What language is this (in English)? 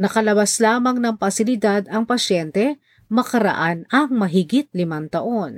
Filipino